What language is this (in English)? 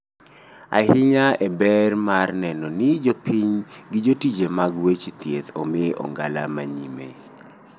Luo (Kenya and Tanzania)